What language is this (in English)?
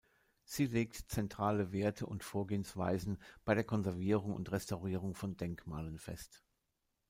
German